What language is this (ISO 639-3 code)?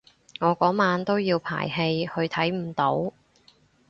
yue